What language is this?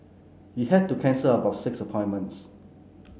English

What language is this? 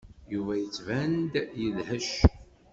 Kabyle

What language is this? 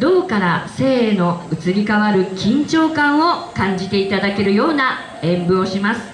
Japanese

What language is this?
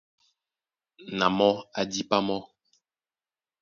Duala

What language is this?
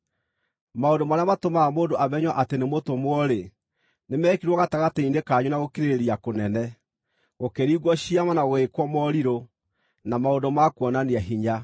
Kikuyu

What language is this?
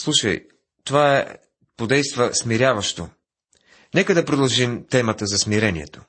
Bulgarian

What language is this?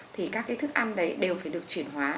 Vietnamese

